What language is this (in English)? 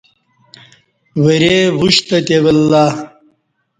Kati